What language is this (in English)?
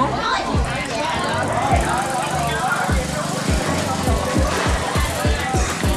Korean